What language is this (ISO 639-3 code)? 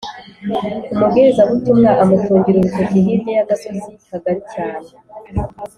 kin